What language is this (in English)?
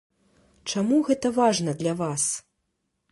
Belarusian